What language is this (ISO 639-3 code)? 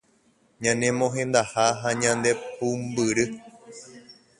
grn